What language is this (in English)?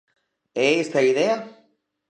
Galician